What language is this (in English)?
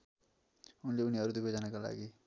Nepali